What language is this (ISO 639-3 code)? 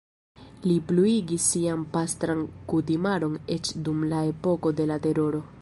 epo